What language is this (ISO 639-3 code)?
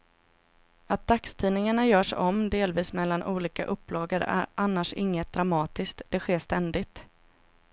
swe